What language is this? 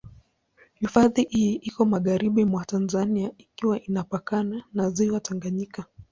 Swahili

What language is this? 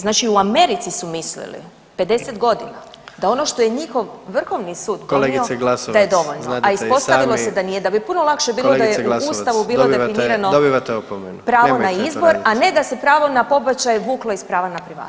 Croatian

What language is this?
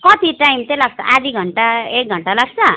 Nepali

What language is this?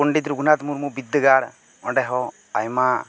Santali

